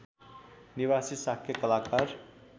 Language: Nepali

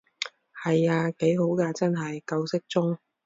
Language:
Cantonese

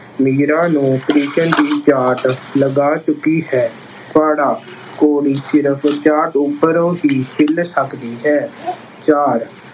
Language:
Punjabi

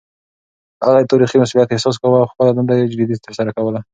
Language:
Pashto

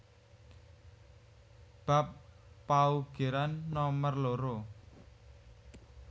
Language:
Javanese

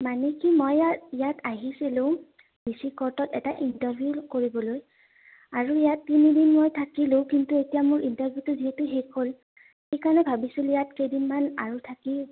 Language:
Assamese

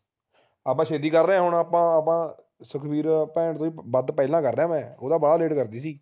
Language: Punjabi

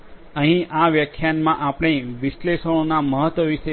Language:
Gujarati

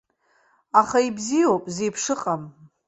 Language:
Abkhazian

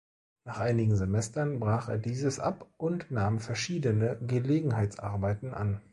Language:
German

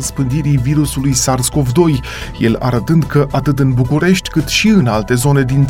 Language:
Romanian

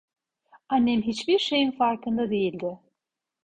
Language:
Turkish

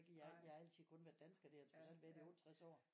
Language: Danish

